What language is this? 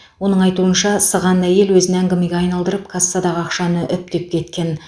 Kazakh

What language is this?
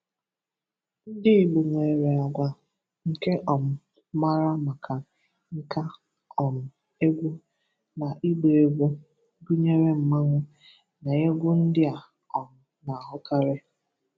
Igbo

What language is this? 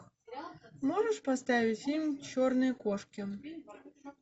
Russian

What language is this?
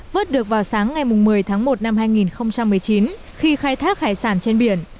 Vietnamese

